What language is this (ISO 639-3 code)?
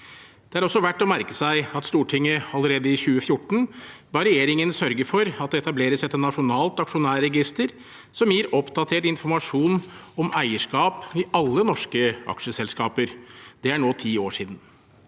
nor